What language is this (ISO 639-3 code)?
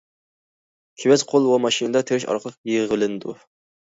uig